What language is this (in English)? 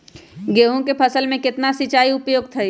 Magahi